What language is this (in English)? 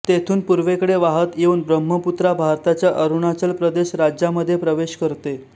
Marathi